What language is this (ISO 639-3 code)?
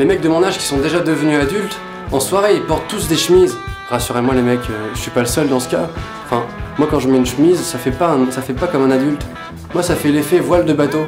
fra